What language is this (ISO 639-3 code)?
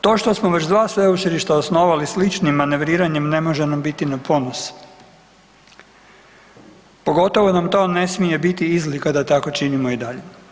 hrv